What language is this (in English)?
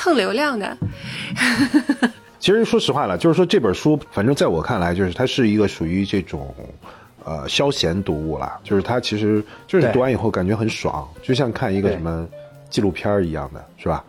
Chinese